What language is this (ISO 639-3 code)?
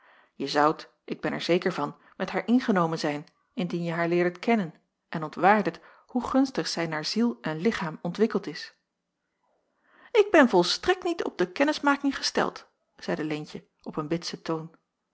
nld